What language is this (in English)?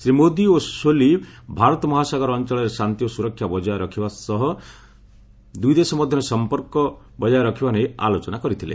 Odia